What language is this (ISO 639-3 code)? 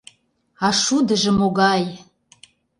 chm